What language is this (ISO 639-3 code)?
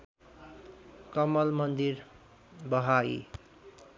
nep